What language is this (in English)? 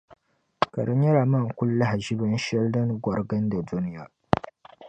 Dagbani